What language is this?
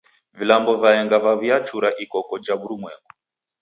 Taita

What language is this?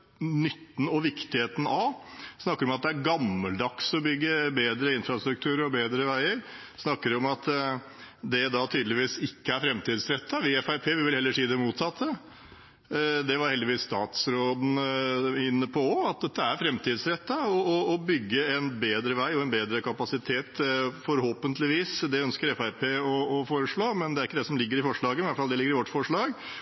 Norwegian Bokmål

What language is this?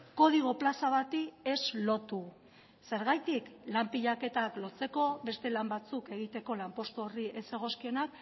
Basque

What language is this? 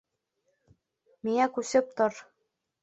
Bashkir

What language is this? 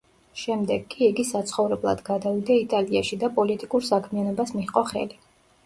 Georgian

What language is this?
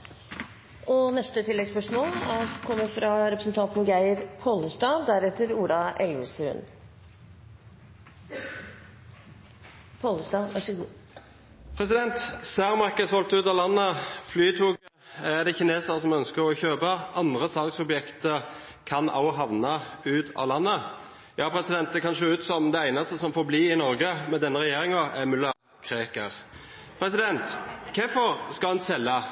Norwegian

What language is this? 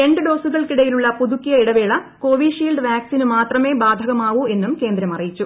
Malayalam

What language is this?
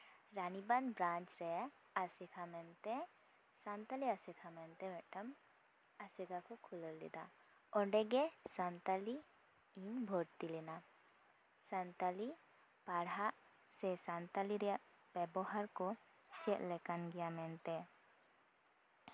Santali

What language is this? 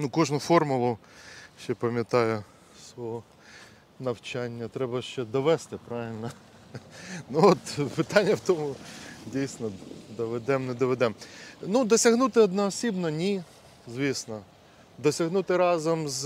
Ukrainian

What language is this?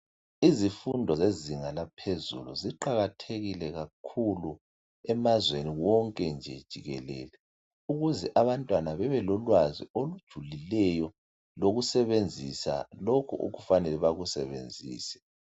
North Ndebele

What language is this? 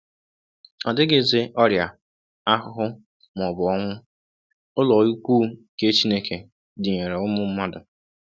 Igbo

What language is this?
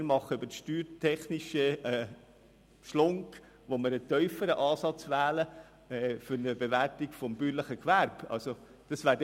Swiss German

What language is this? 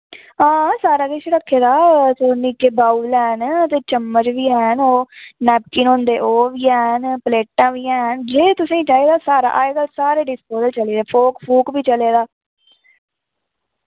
Dogri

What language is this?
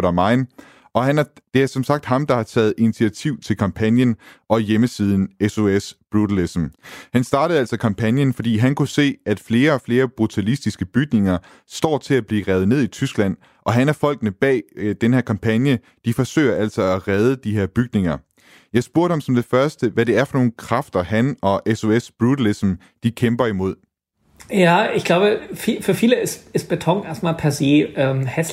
Danish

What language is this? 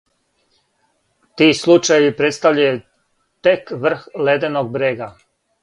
Serbian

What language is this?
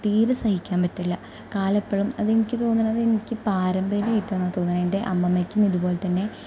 Malayalam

